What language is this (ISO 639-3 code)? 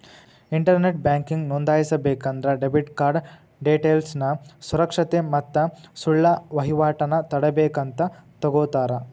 kan